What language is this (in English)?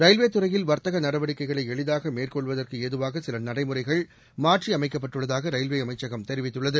Tamil